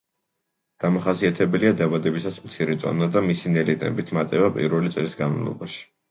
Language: Georgian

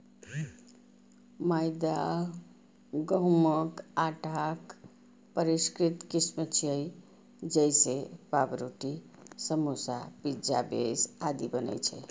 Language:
Maithili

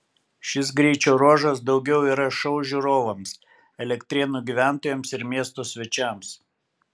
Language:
Lithuanian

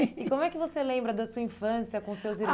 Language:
Portuguese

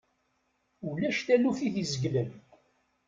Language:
Kabyle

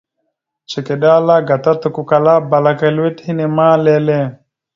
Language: Mada (Cameroon)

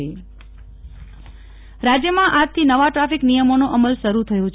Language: Gujarati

